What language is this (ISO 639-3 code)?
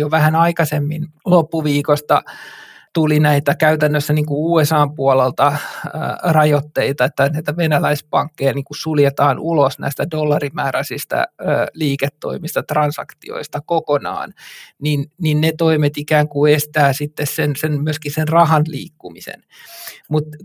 fin